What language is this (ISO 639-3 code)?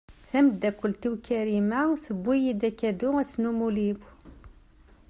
kab